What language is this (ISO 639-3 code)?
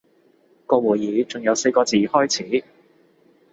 yue